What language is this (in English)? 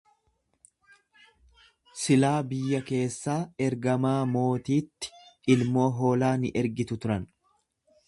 Oromo